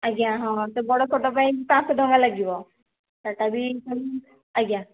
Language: Odia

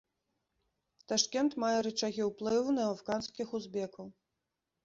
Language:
Belarusian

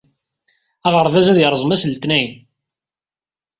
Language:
Kabyle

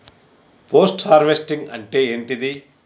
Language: Telugu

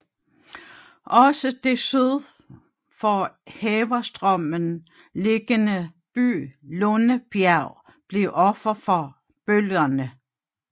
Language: Danish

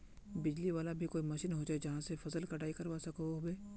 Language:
Magahi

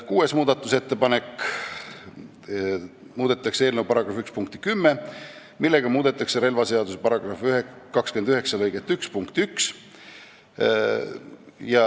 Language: Estonian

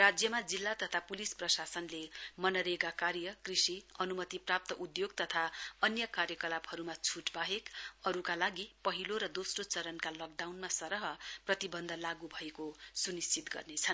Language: Nepali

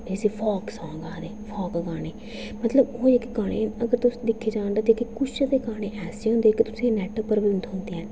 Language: Dogri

